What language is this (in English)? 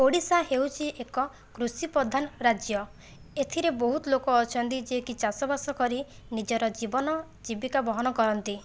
Odia